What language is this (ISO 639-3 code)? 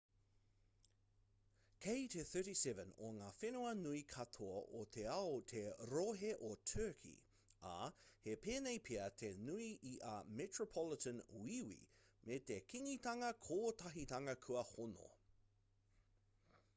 mri